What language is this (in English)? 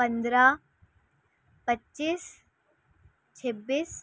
Urdu